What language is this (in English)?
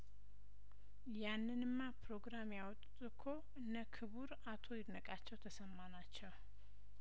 Amharic